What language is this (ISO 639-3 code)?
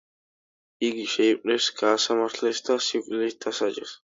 kat